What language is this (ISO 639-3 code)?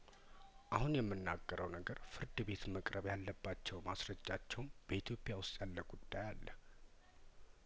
amh